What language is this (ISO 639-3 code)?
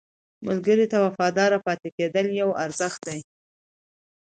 pus